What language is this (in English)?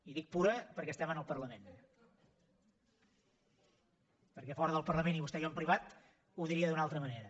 Catalan